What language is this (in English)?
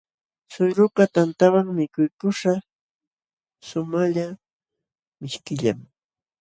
Jauja Wanca Quechua